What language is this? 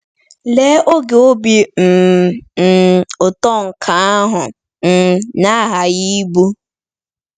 Igbo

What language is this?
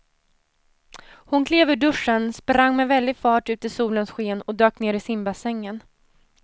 Swedish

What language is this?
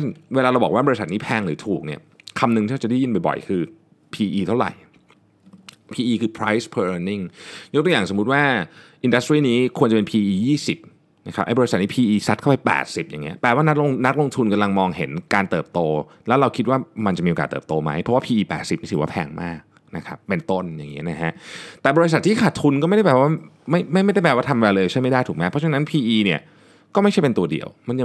Thai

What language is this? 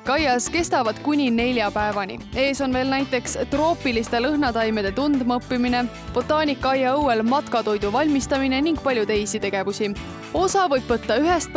Finnish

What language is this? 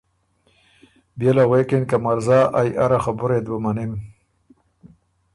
Ormuri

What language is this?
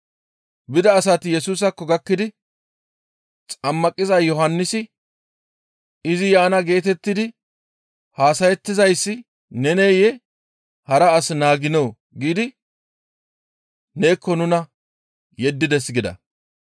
Gamo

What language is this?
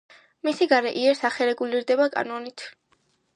Georgian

